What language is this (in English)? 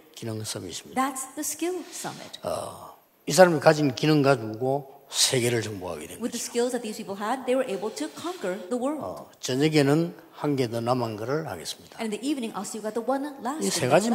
Korean